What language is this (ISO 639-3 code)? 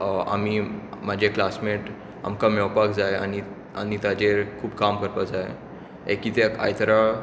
kok